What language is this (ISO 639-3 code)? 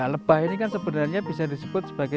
ind